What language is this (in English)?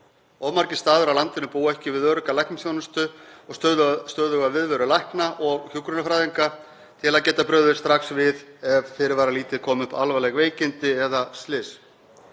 Icelandic